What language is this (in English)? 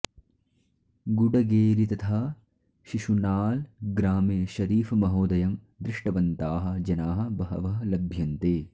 Sanskrit